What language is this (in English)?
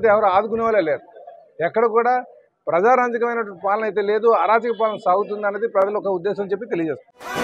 Telugu